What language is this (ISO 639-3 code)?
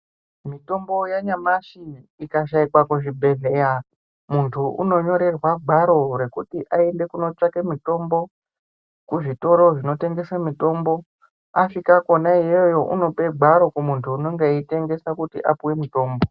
ndc